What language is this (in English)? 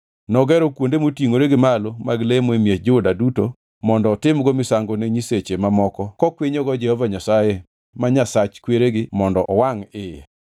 Luo (Kenya and Tanzania)